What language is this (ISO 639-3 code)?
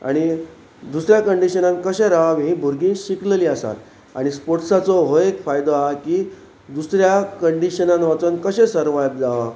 kok